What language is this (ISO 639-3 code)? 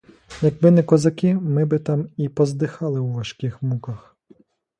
ukr